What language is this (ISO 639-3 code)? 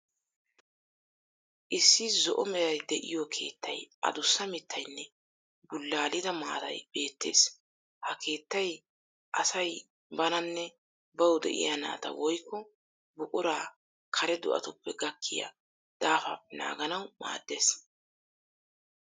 wal